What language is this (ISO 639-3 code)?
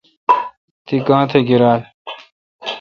xka